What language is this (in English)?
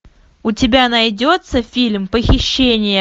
Russian